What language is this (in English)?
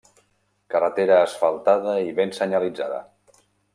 Catalan